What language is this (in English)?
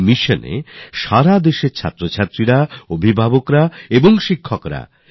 Bangla